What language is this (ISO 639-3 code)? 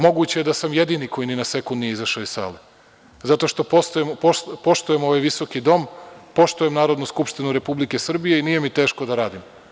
srp